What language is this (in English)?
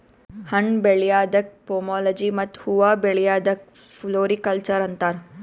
Kannada